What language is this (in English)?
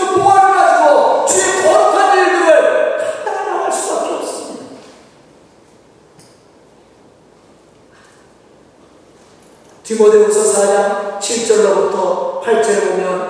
Korean